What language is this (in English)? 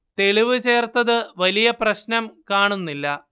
Malayalam